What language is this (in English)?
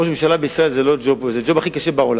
Hebrew